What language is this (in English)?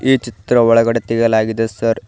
Kannada